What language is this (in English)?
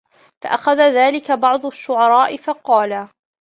Arabic